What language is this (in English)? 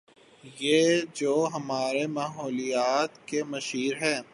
Urdu